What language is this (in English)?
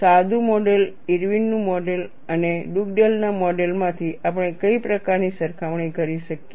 Gujarati